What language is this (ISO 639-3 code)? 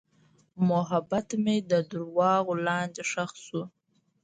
pus